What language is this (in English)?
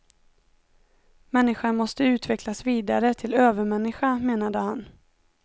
Swedish